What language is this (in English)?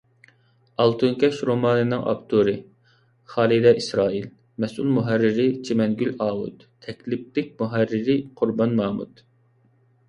Uyghur